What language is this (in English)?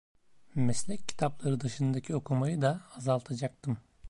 Turkish